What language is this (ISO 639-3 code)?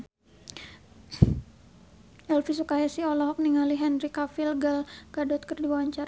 sun